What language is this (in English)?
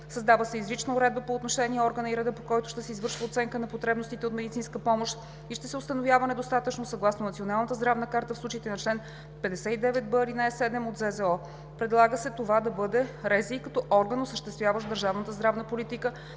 Bulgarian